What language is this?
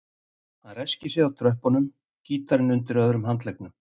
Icelandic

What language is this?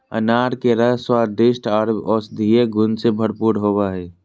Magahi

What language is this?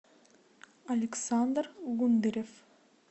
Russian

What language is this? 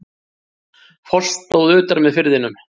Icelandic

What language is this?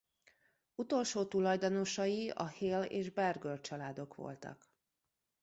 Hungarian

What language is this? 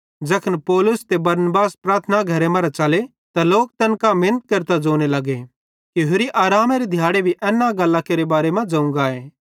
Bhadrawahi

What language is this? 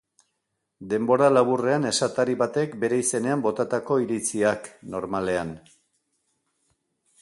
Basque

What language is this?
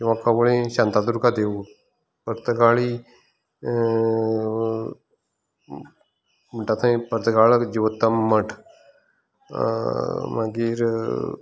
Konkani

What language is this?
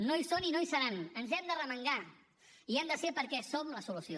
Catalan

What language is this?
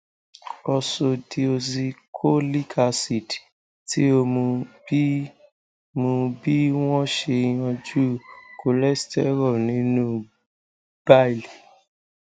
Yoruba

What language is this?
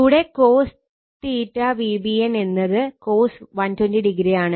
Malayalam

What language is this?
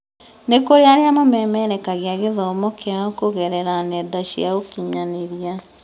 Kikuyu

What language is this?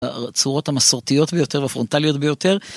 Hebrew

